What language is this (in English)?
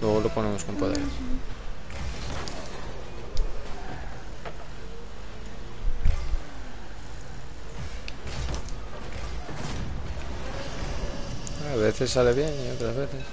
Spanish